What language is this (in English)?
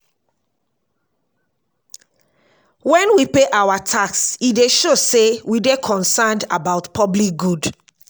Nigerian Pidgin